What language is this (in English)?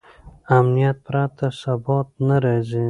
Pashto